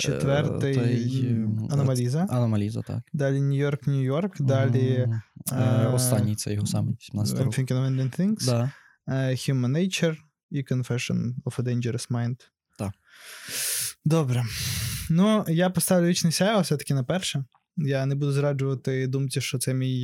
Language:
Ukrainian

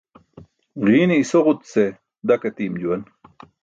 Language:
Burushaski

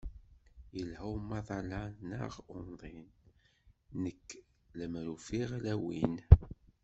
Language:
Kabyle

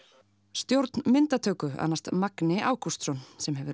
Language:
Icelandic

